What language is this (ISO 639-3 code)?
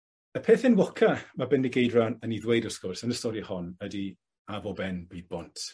cym